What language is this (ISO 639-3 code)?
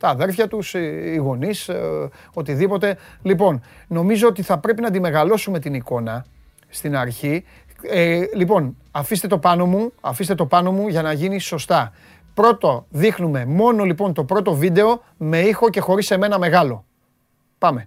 ell